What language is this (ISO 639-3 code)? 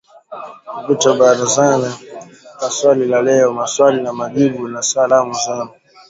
swa